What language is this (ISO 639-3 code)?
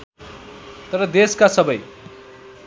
nep